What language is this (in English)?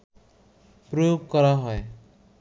Bangla